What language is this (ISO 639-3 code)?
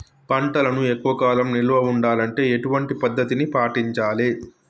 tel